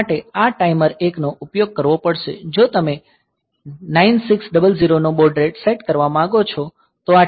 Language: Gujarati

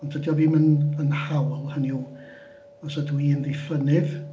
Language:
Welsh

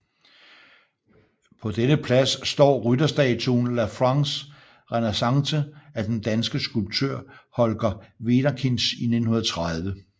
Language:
Danish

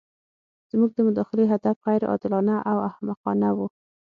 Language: Pashto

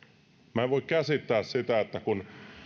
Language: Finnish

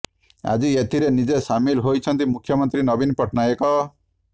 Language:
Odia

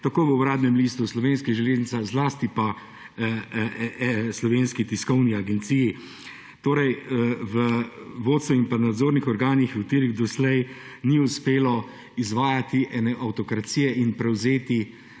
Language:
Slovenian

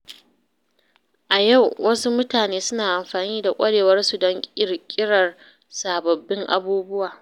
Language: Hausa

